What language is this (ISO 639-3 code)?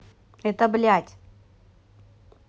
rus